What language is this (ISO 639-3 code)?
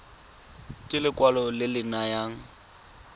tsn